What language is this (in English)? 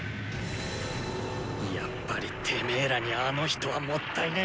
Japanese